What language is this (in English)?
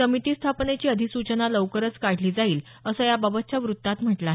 Marathi